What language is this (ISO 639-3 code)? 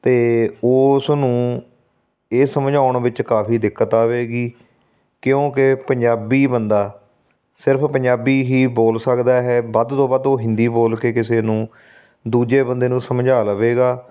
pan